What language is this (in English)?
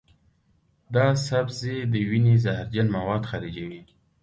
Pashto